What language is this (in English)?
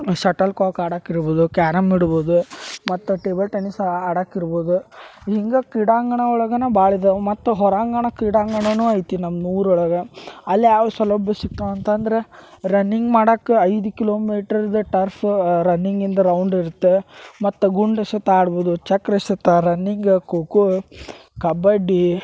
Kannada